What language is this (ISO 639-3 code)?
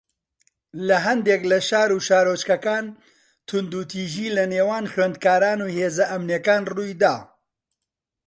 ckb